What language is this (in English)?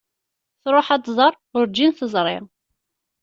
Kabyle